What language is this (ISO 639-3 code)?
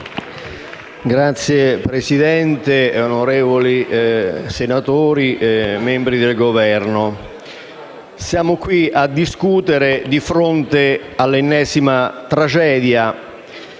ita